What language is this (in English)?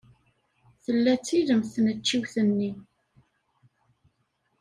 Kabyle